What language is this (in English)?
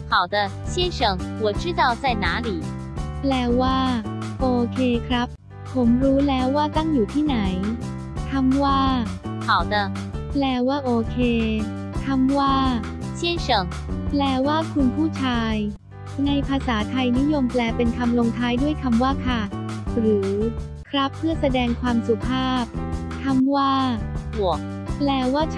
Thai